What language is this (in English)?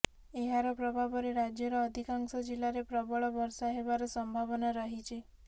Odia